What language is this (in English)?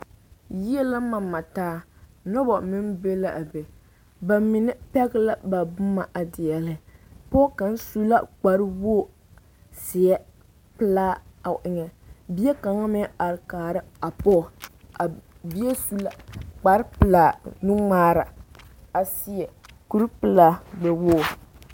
Southern Dagaare